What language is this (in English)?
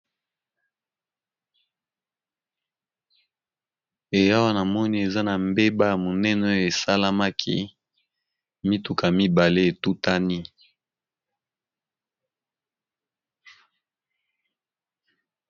Lingala